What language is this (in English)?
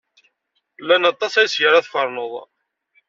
Kabyle